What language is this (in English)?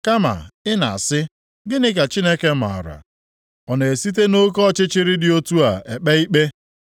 Igbo